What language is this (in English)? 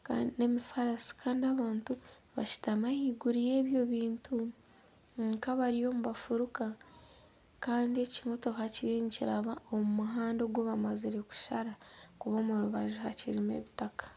Nyankole